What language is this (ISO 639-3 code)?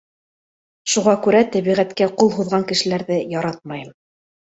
bak